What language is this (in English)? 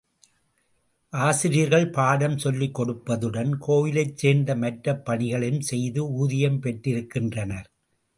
Tamil